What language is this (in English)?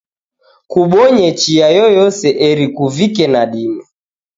Taita